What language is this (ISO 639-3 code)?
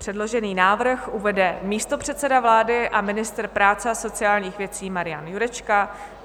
ces